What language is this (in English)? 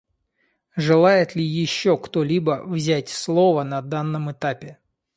Russian